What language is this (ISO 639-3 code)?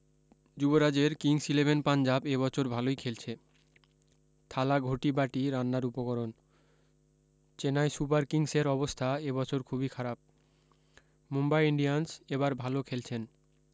ben